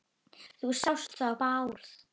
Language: Icelandic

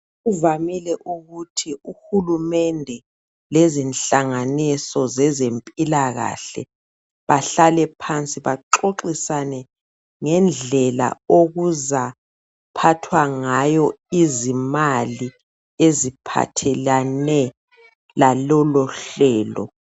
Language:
North Ndebele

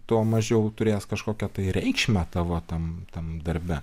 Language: Lithuanian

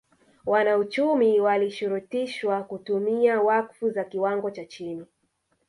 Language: Swahili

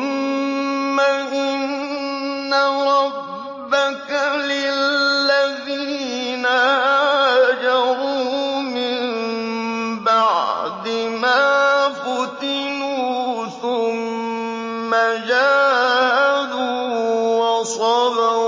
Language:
Arabic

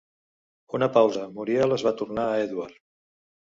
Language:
Catalan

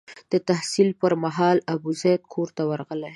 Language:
Pashto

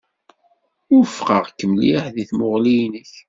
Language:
Kabyle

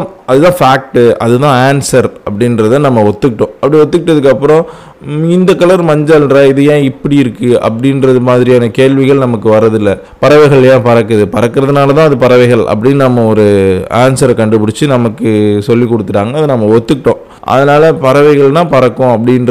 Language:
Tamil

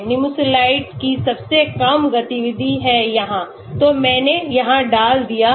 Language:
Hindi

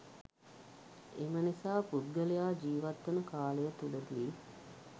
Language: Sinhala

